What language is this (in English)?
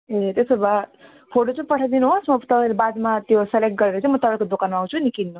Nepali